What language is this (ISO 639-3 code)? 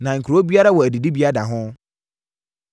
aka